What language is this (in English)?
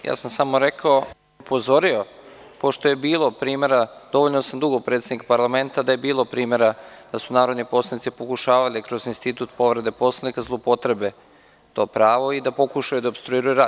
Serbian